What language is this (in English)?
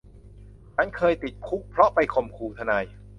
Thai